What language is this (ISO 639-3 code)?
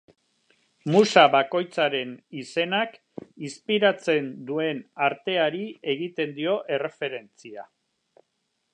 eus